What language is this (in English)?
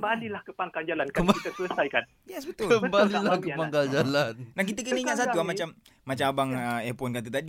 Malay